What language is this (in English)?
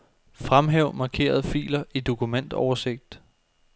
Danish